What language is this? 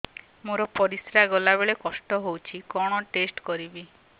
Odia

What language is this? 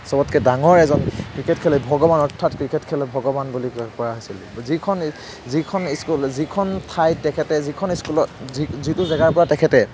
Assamese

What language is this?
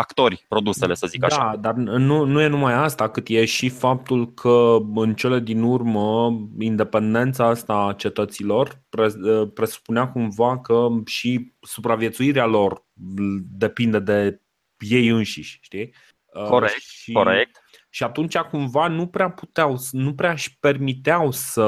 Romanian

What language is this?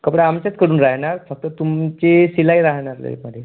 Marathi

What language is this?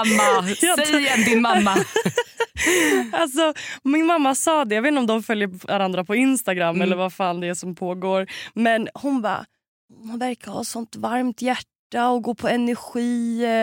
Swedish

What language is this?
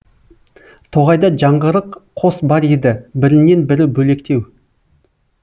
Kazakh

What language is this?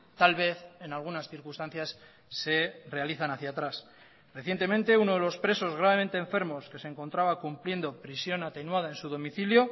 Spanish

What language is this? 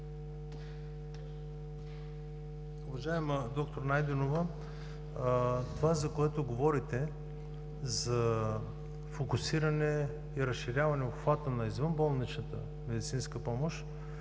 Bulgarian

